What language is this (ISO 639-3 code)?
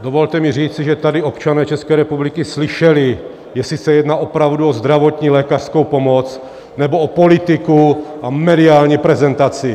ces